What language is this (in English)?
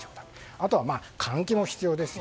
Japanese